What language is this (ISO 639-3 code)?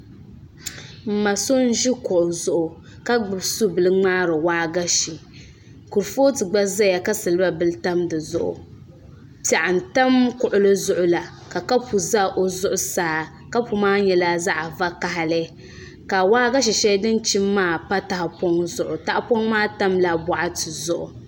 dag